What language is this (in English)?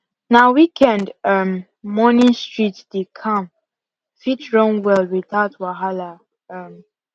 Nigerian Pidgin